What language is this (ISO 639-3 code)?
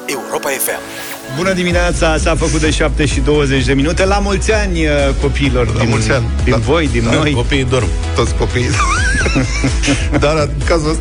ron